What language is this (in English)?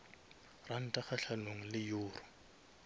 Northern Sotho